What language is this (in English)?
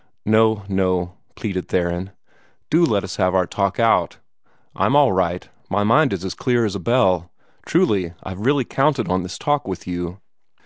English